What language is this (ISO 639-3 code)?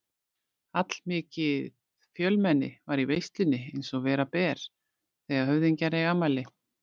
isl